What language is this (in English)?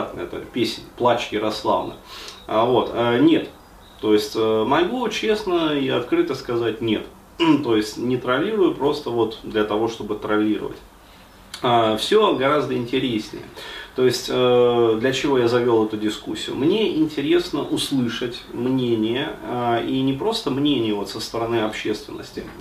Russian